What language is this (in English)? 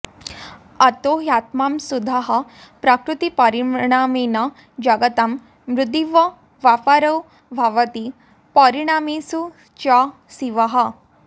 Sanskrit